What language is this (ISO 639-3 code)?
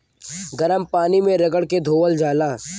bho